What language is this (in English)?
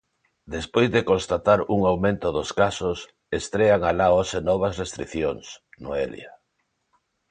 Galician